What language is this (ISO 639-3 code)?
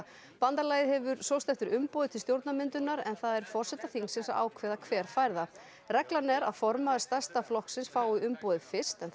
isl